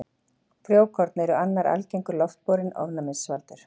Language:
Icelandic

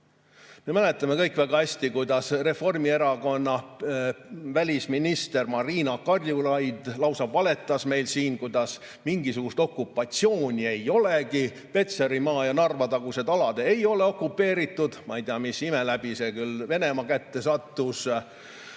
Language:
Estonian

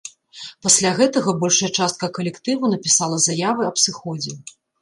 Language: Belarusian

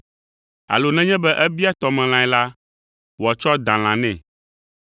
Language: Ewe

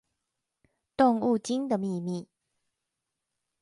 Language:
Chinese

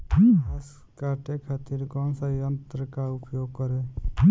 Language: Bhojpuri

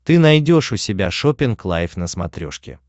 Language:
Russian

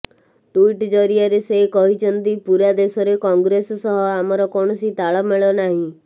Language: Odia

